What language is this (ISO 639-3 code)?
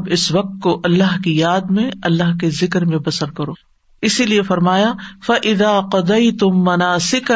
urd